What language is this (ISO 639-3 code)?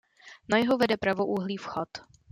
ces